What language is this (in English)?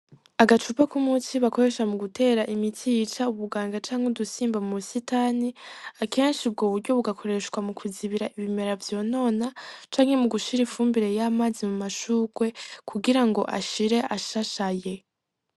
Rundi